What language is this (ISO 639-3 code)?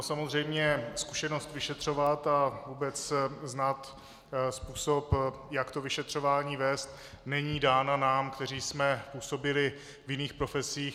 ces